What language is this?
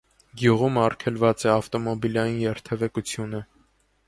Armenian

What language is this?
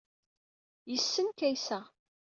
Kabyle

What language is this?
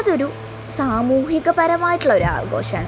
Malayalam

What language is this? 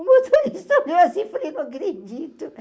Portuguese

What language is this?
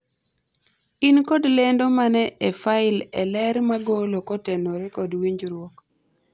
Luo (Kenya and Tanzania)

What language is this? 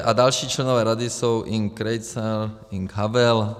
Czech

